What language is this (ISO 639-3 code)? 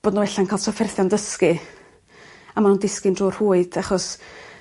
cym